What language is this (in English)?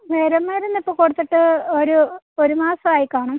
Malayalam